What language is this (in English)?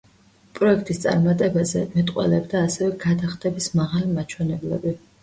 Georgian